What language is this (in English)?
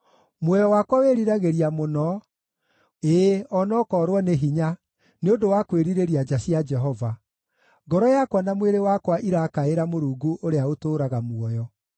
Kikuyu